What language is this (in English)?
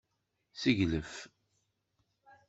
Kabyle